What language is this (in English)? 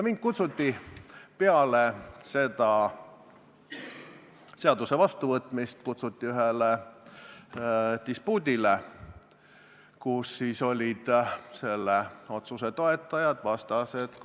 Estonian